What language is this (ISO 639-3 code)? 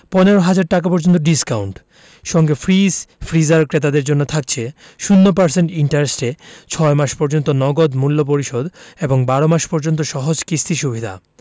ben